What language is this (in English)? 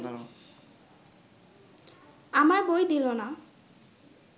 Bangla